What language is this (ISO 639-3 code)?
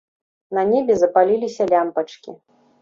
bel